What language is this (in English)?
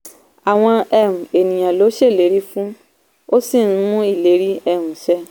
Yoruba